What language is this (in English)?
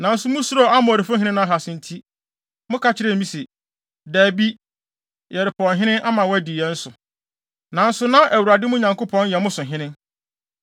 Akan